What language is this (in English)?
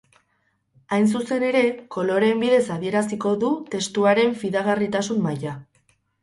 Basque